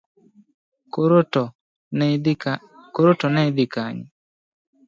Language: Luo (Kenya and Tanzania)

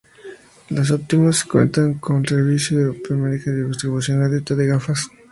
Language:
Spanish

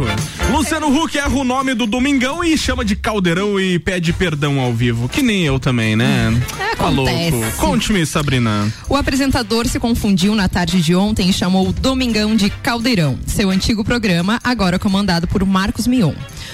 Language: Portuguese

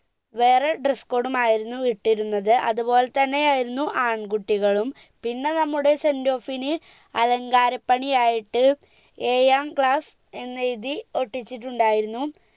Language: Malayalam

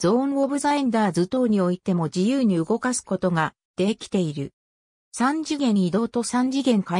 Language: Japanese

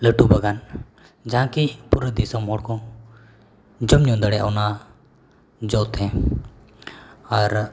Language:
Santali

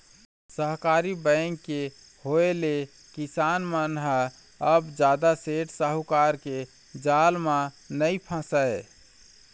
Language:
Chhattisgarhi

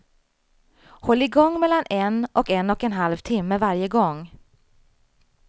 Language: Swedish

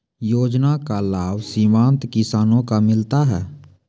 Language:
Maithili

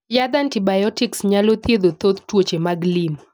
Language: Luo (Kenya and Tanzania)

